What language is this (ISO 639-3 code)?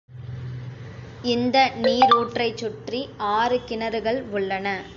tam